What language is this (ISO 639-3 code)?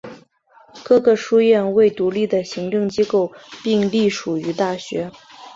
zho